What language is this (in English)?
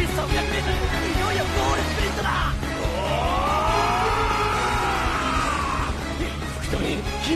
Japanese